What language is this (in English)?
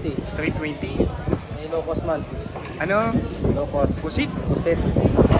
Filipino